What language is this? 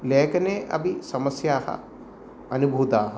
Sanskrit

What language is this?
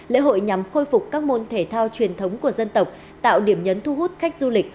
Vietnamese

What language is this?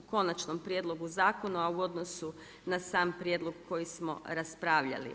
Croatian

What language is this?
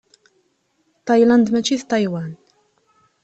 Kabyle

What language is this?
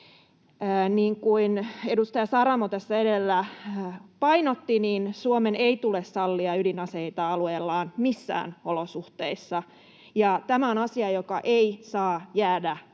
Finnish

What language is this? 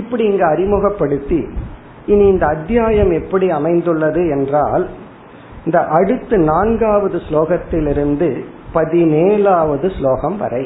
Tamil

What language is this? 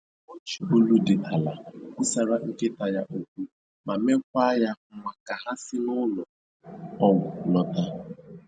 Igbo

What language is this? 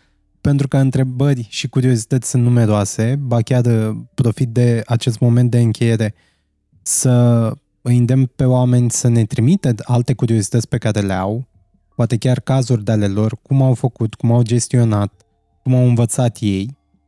Romanian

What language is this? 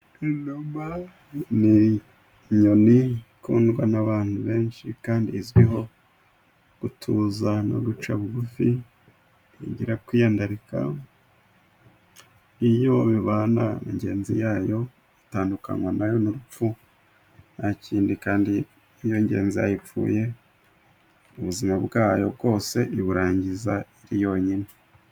Kinyarwanda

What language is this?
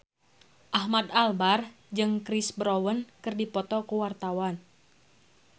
Sundanese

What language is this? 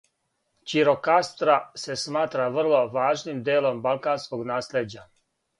Serbian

